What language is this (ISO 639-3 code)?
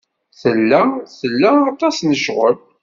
kab